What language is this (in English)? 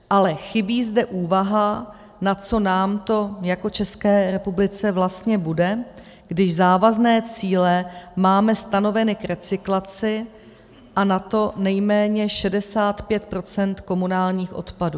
Czech